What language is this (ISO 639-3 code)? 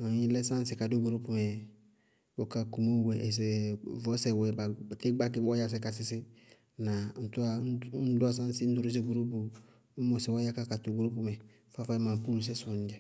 bqg